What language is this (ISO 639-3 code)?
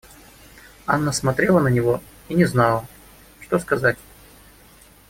rus